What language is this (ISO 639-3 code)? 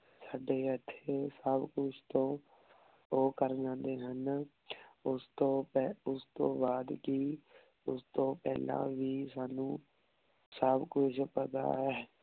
pan